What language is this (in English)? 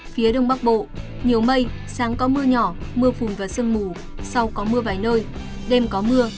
Vietnamese